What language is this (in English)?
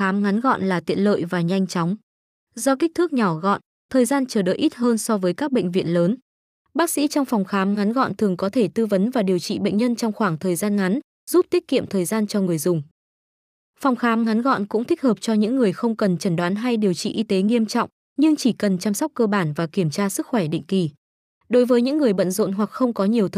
Vietnamese